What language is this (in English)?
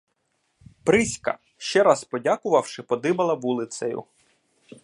Ukrainian